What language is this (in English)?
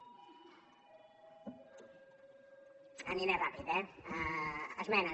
Catalan